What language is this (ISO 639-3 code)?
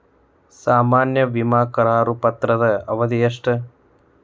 kan